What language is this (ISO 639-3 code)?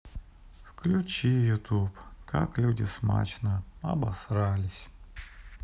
rus